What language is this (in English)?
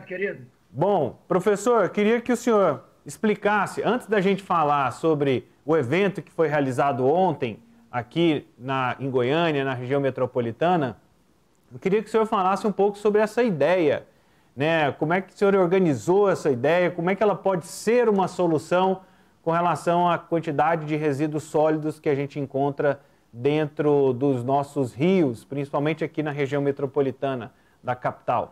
Portuguese